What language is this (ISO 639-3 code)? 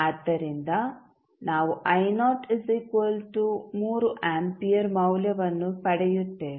kan